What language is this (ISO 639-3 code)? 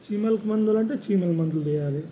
tel